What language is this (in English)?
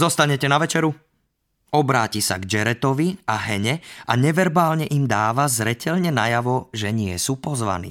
Slovak